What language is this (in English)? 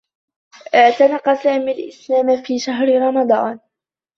Arabic